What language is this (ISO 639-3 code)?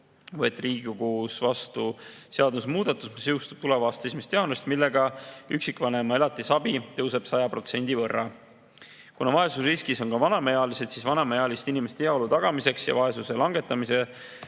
est